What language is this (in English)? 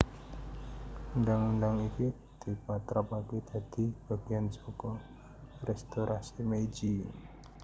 Javanese